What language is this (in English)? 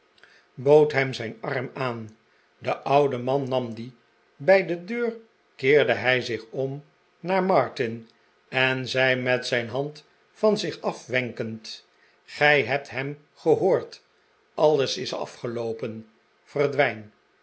Dutch